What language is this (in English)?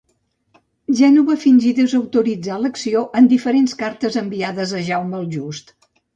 Catalan